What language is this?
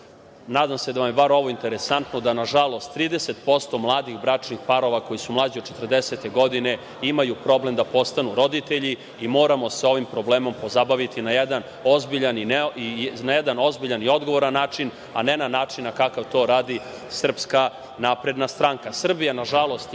Serbian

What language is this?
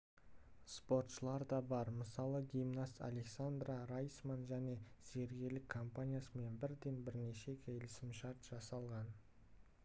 Kazakh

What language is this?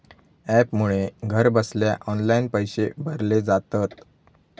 Marathi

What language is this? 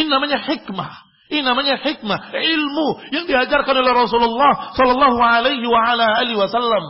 Indonesian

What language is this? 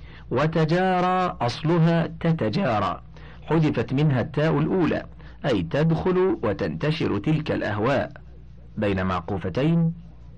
Arabic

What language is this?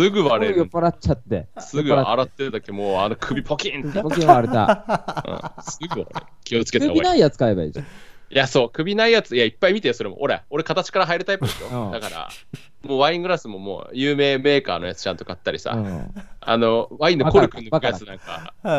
Japanese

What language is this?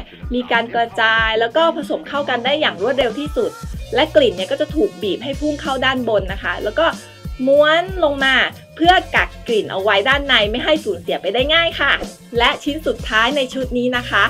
Thai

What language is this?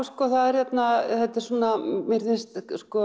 Icelandic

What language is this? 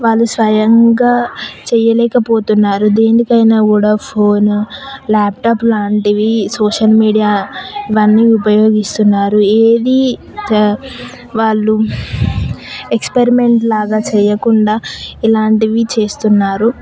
Telugu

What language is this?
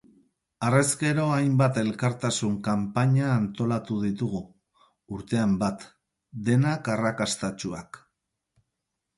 Basque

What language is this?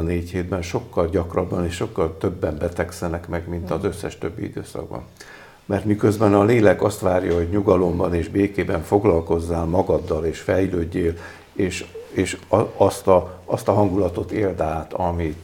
Hungarian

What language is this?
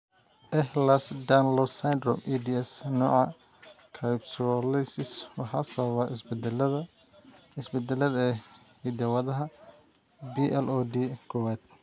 Somali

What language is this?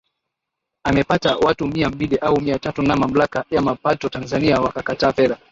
Swahili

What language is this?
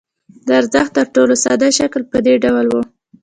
Pashto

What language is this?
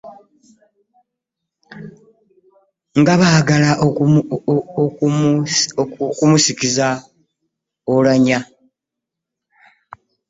Ganda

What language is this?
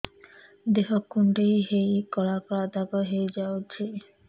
Odia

